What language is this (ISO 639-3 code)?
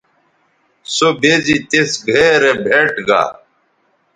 btv